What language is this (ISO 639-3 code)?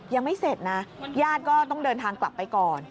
tha